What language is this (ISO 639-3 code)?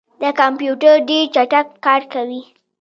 pus